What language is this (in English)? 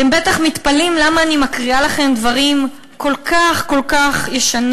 Hebrew